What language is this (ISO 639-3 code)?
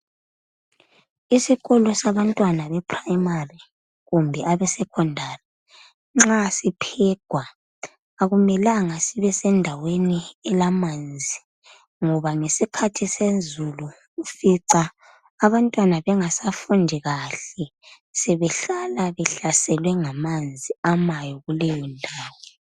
nde